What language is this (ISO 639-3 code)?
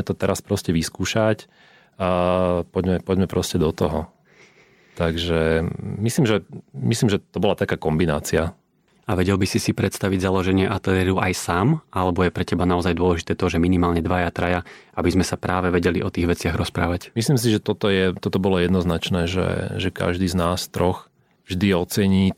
slk